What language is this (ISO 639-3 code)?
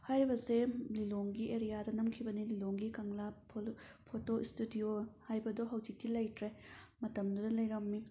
mni